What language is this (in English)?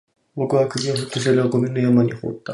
Japanese